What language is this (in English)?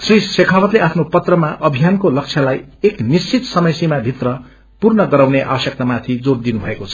Nepali